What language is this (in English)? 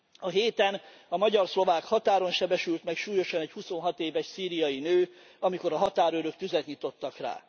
Hungarian